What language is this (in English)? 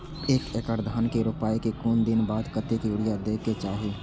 Maithili